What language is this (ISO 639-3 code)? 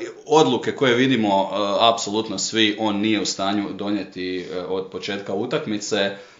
hrv